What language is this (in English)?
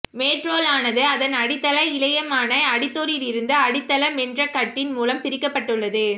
Tamil